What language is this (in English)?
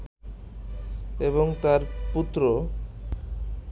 Bangla